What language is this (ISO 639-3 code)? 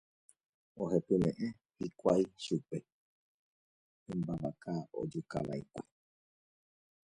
grn